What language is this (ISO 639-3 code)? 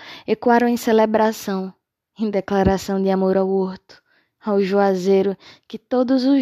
por